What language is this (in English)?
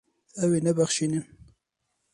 Kurdish